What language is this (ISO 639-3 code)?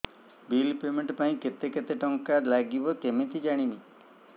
ori